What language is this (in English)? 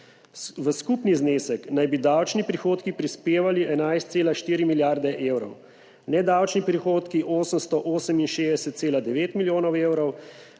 Slovenian